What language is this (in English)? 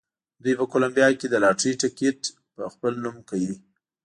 Pashto